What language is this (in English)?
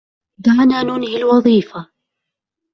Arabic